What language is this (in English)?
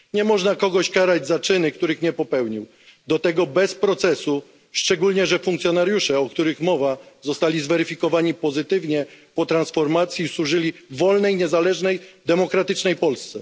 Polish